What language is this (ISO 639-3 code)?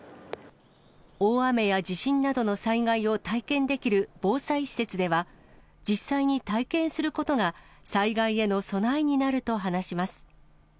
jpn